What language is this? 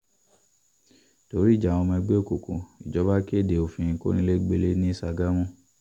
Yoruba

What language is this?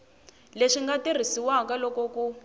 Tsonga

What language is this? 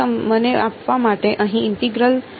Gujarati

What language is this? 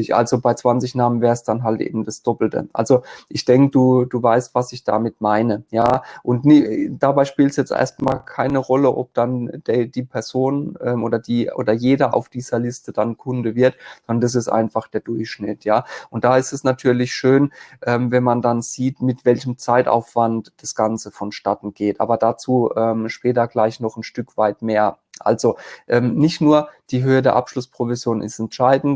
German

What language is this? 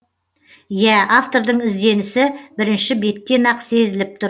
Kazakh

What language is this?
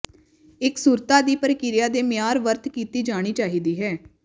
Punjabi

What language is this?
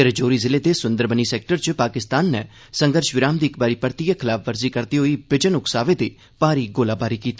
Dogri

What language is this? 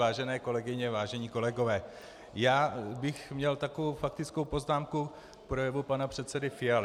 Czech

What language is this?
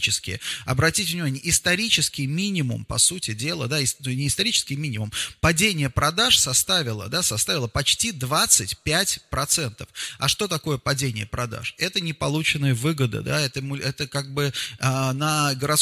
Russian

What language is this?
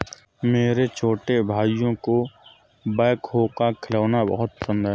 Hindi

